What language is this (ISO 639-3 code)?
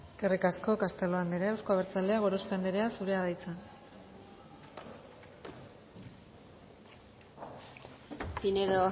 eus